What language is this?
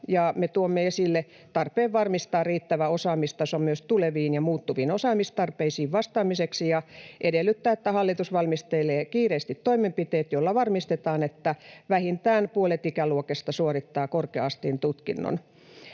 Finnish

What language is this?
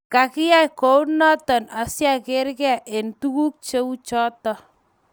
Kalenjin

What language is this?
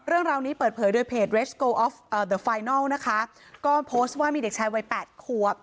Thai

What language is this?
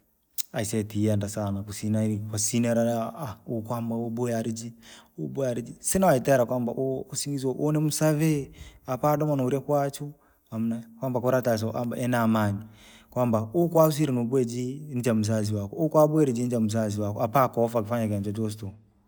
Langi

